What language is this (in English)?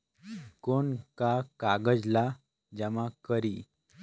Chhattisgarhi